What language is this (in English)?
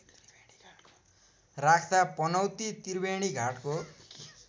Nepali